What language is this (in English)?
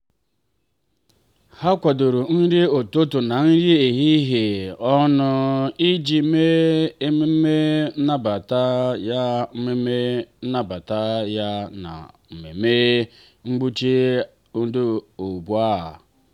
Igbo